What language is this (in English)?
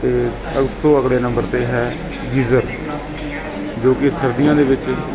Punjabi